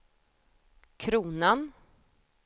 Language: Swedish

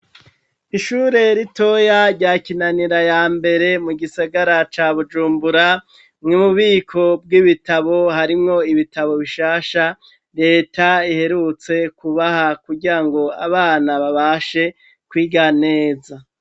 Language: Rundi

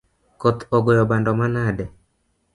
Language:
Luo (Kenya and Tanzania)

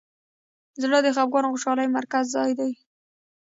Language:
Pashto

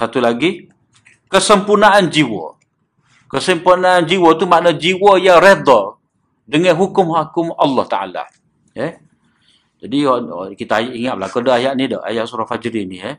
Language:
Malay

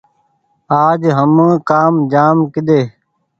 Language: Goaria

